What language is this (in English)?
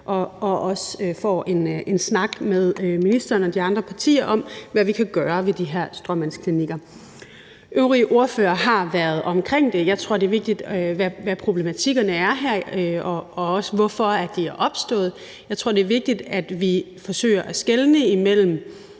Danish